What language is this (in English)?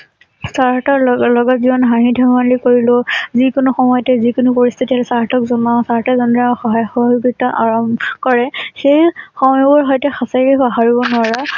Assamese